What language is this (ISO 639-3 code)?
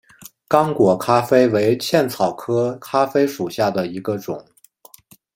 zho